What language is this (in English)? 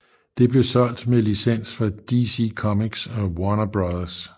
Danish